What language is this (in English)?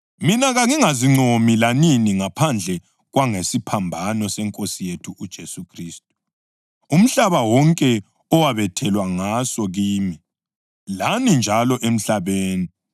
North Ndebele